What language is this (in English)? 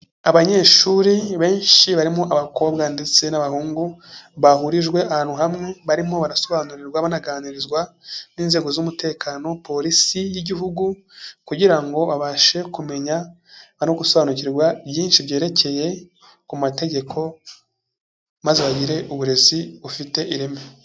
Kinyarwanda